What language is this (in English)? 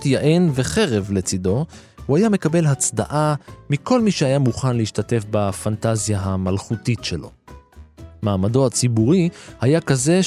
Hebrew